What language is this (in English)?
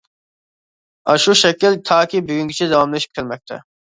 Uyghur